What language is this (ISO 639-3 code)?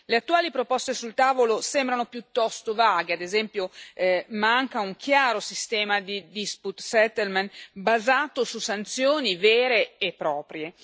ita